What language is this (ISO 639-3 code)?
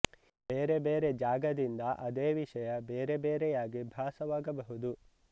kan